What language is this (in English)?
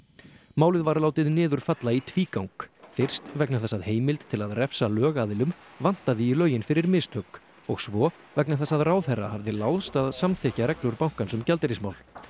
Icelandic